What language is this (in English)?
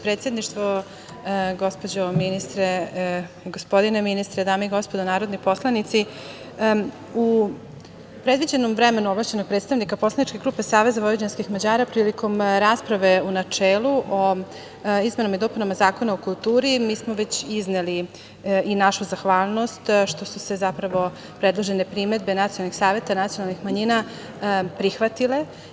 Serbian